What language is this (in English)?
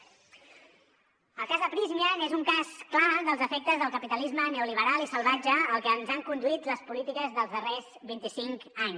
Catalan